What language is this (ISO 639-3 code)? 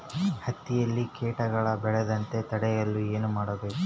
kan